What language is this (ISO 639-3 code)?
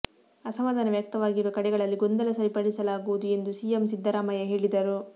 kan